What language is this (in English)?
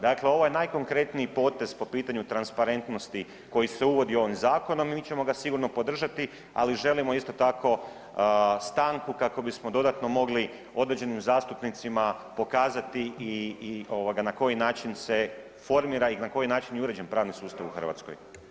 Croatian